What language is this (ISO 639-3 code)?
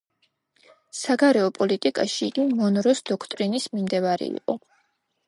kat